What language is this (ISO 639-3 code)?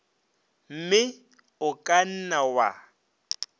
nso